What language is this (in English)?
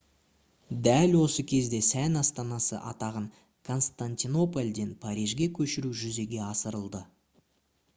Kazakh